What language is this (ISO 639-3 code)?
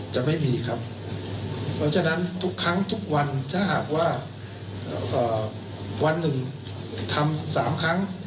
tha